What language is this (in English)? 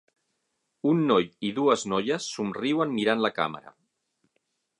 Catalan